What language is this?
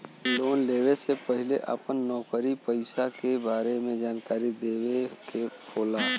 Bhojpuri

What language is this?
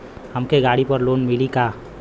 Bhojpuri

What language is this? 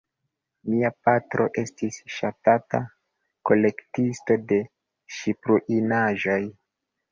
Esperanto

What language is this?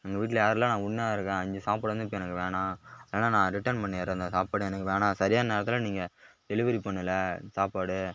Tamil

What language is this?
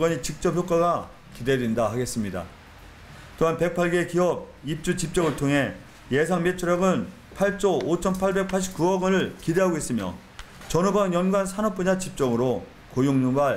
Korean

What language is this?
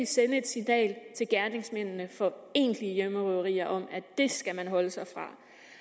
Danish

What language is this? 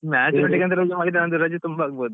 Kannada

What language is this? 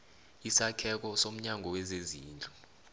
South Ndebele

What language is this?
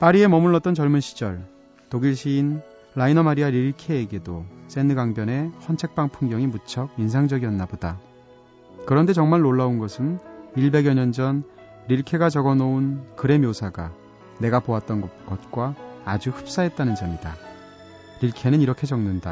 Korean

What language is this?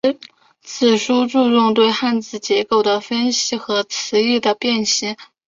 Chinese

